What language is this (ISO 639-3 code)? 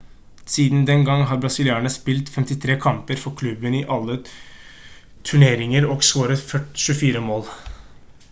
nob